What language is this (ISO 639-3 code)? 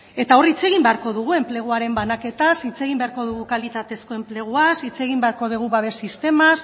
eus